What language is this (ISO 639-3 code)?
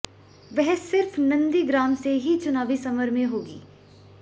hin